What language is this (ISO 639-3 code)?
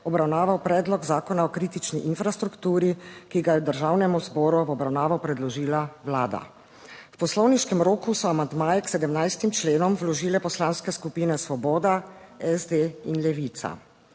slv